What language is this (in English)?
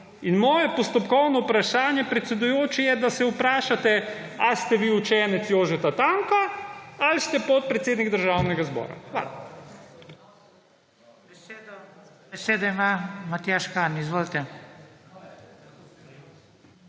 Slovenian